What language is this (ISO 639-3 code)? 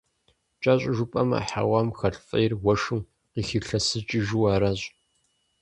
kbd